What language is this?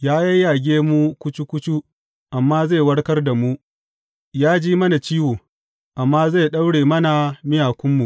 Hausa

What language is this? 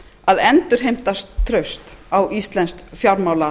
Icelandic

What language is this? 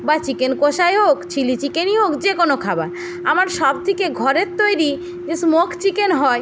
Bangla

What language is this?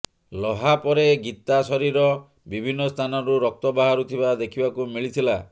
Odia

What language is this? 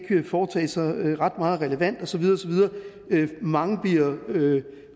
Danish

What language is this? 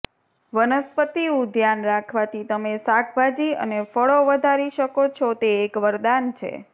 Gujarati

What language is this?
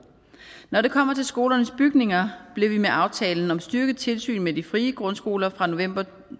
Danish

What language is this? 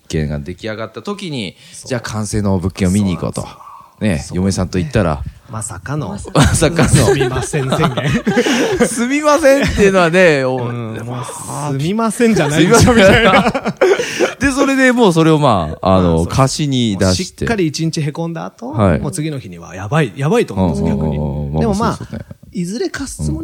Japanese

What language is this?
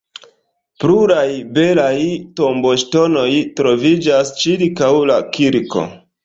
Esperanto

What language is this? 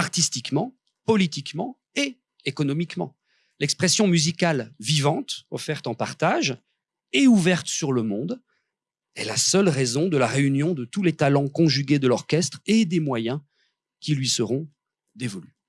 French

